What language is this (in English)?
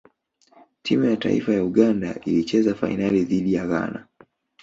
Swahili